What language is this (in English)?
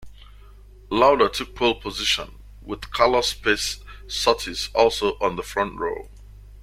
English